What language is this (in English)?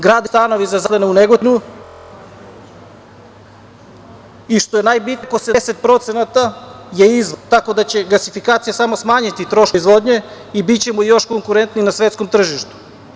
Serbian